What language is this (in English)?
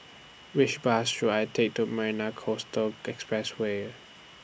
English